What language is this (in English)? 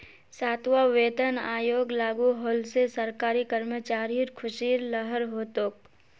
Magahi